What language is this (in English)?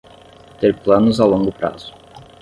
Portuguese